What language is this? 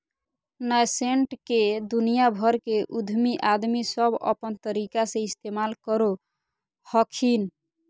Magahi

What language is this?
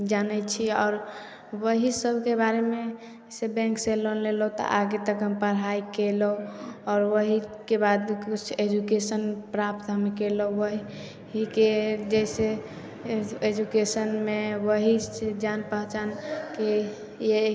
Maithili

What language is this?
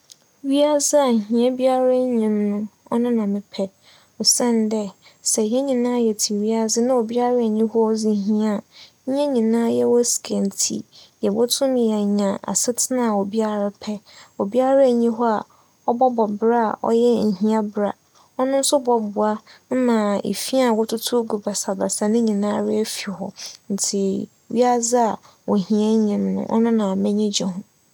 Akan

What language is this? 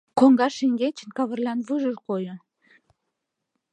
Mari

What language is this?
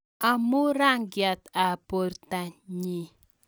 Kalenjin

